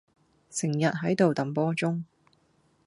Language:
Cantonese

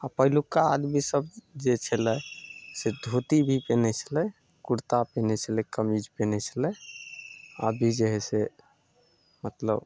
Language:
Maithili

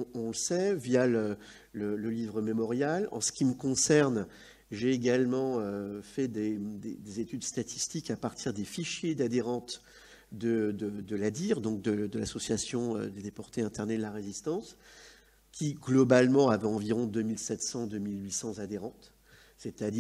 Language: French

